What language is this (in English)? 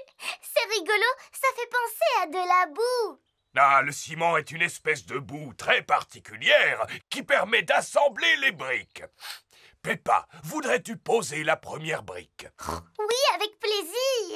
French